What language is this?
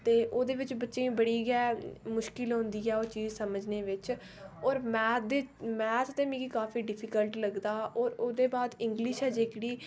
Dogri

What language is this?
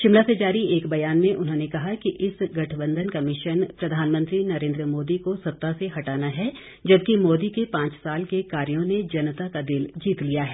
Hindi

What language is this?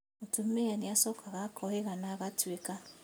Kikuyu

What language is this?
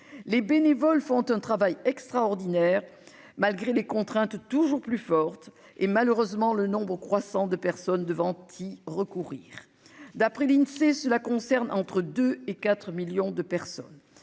French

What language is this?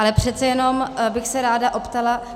Czech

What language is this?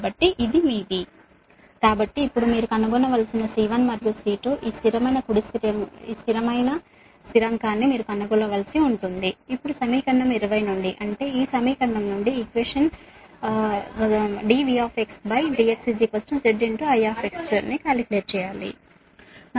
Telugu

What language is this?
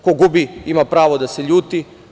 Serbian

